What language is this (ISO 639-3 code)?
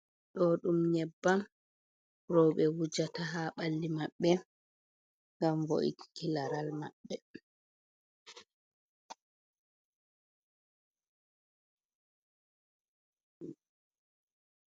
ful